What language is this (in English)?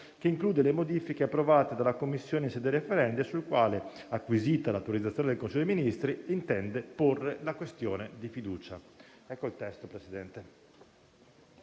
Italian